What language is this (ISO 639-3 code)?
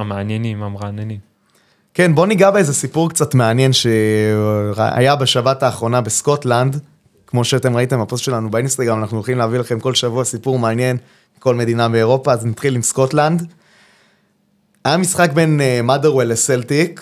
heb